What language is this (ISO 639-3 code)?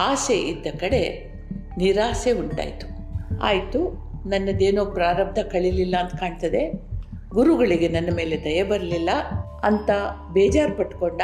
kan